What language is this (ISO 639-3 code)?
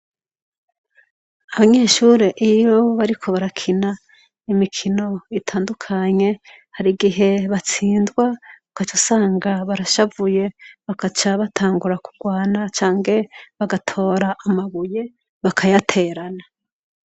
run